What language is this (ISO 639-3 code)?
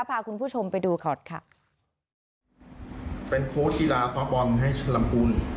tha